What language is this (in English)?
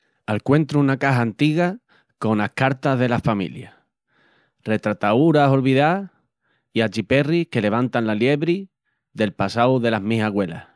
Extremaduran